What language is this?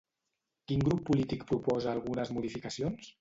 Catalan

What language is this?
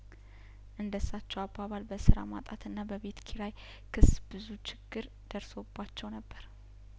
Amharic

